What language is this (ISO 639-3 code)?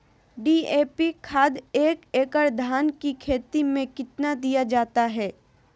mag